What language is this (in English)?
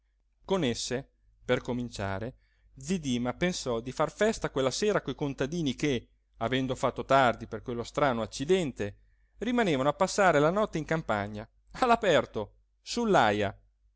Italian